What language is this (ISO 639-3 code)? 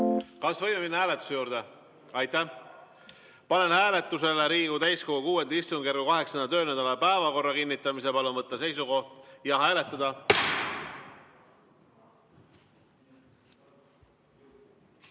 est